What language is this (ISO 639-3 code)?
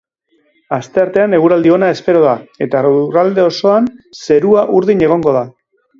eus